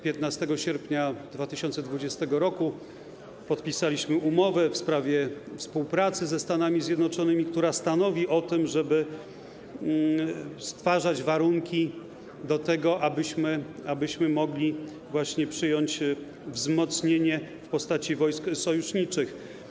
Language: Polish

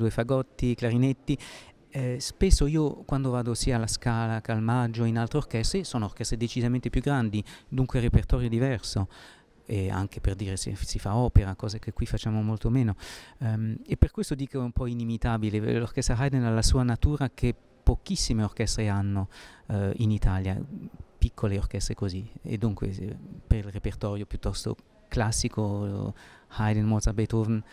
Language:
Italian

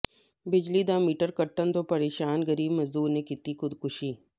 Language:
Punjabi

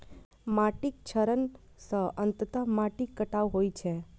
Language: Maithili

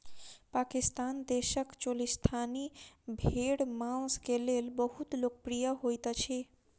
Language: Maithili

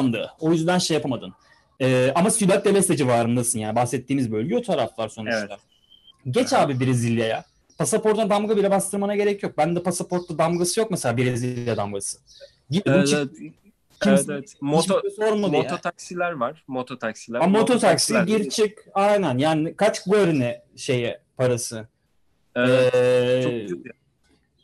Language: Turkish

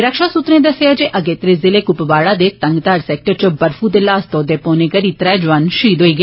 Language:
Dogri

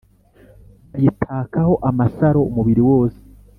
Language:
Kinyarwanda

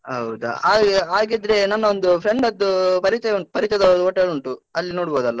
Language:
Kannada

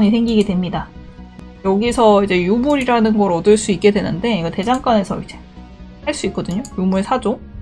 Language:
Korean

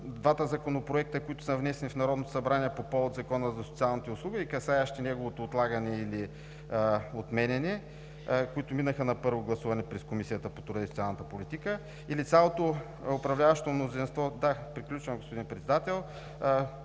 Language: Bulgarian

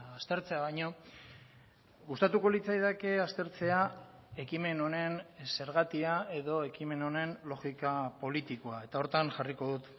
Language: Basque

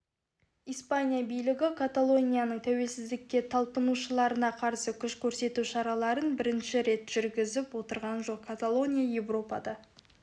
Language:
Kazakh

